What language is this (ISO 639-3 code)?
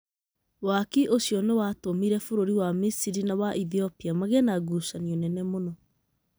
kik